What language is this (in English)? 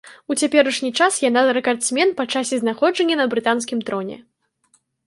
Belarusian